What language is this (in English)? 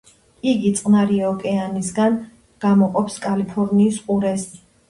Georgian